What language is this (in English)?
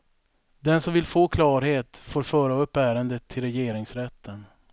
Swedish